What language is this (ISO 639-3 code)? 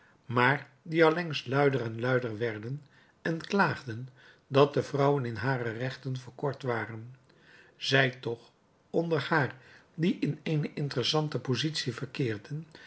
nld